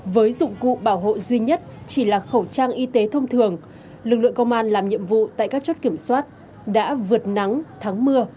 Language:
Vietnamese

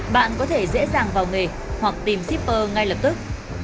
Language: Vietnamese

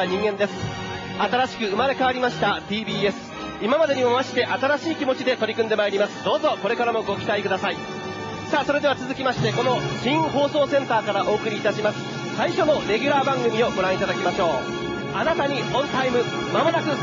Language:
Japanese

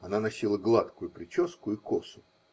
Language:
Russian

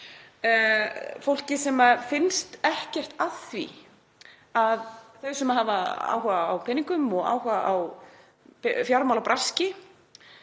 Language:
Icelandic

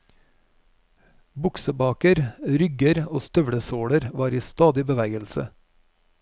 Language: Norwegian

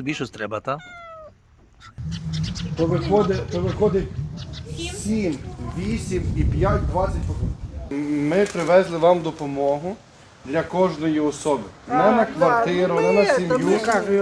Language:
Ukrainian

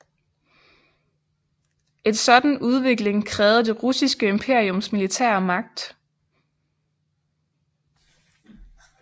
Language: Danish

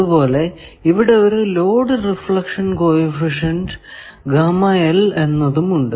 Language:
Malayalam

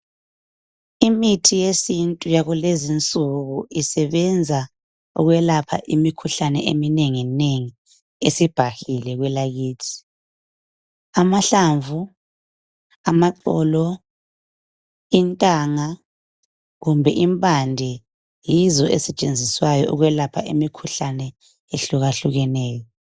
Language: North Ndebele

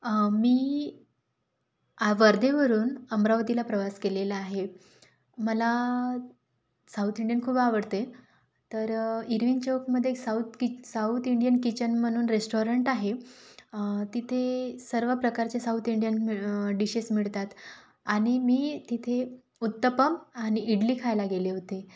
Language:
Marathi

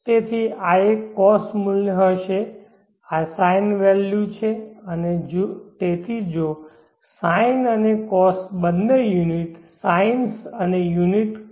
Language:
Gujarati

